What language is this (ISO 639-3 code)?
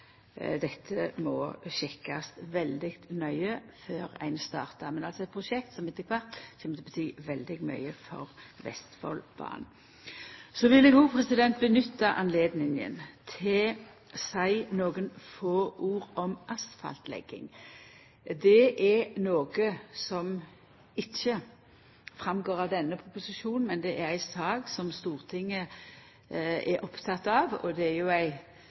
nno